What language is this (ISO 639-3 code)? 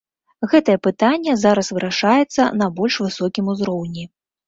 bel